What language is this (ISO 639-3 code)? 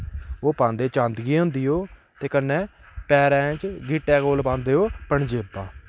doi